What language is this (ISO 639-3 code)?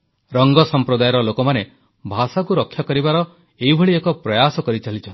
ori